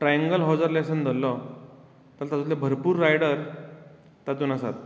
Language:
Konkani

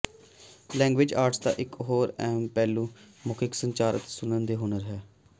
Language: Punjabi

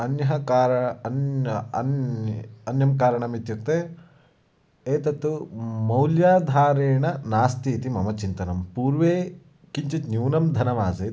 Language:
Sanskrit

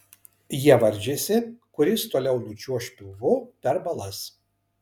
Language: Lithuanian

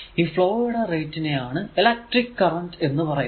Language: Malayalam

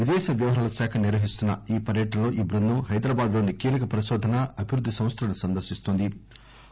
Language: Telugu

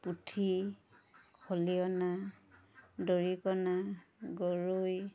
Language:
Assamese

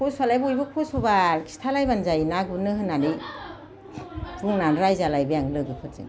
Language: Bodo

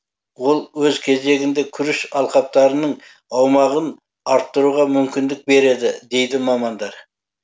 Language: Kazakh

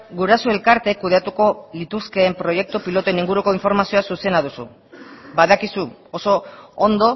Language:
Basque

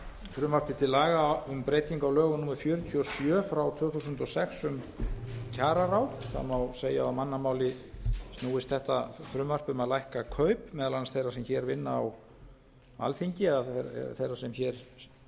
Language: Icelandic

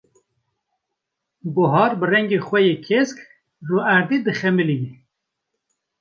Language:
Kurdish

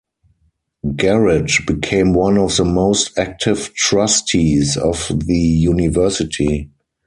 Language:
English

